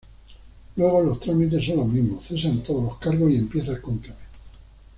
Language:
Spanish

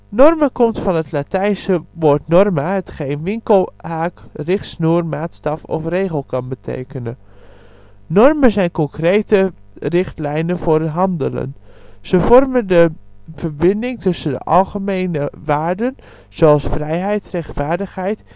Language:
Dutch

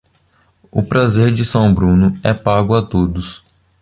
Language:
Portuguese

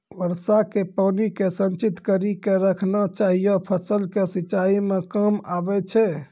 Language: Maithili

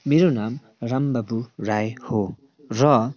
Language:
Nepali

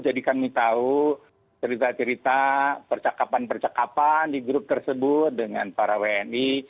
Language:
Indonesian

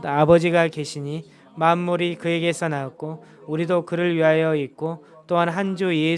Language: Korean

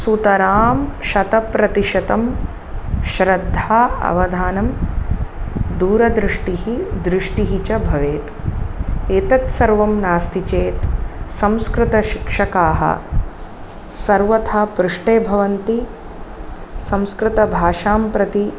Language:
Sanskrit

